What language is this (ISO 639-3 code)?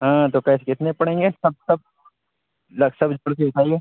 urd